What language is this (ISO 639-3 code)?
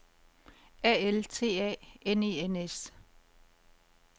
dan